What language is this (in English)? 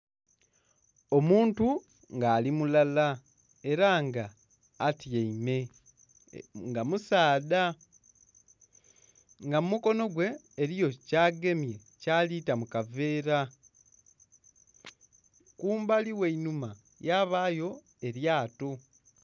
Soga